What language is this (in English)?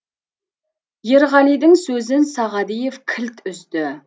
Kazakh